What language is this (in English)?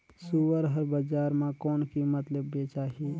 Chhattisgarhi